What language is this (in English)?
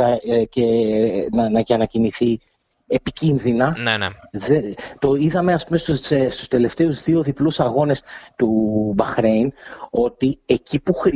Greek